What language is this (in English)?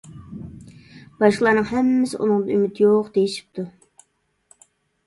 Uyghur